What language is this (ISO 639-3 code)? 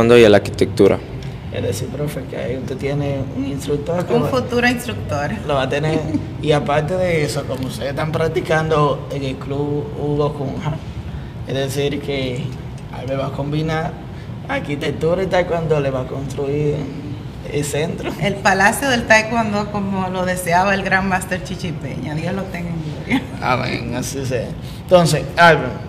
spa